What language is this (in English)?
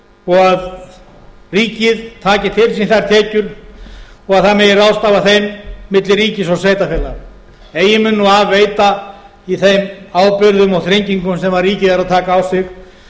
Icelandic